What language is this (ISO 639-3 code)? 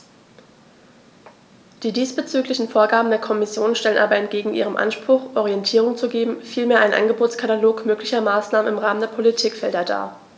deu